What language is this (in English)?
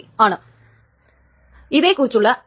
Malayalam